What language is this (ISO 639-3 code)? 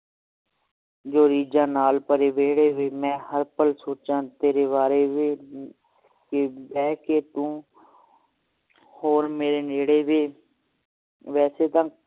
pan